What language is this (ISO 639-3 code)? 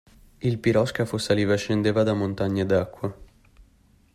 ita